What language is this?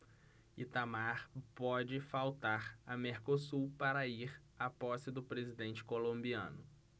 Portuguese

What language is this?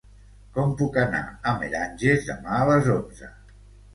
Catalan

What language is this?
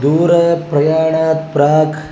Sanskrit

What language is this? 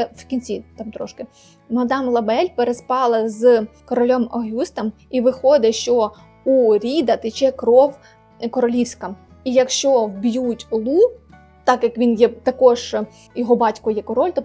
Ukrainian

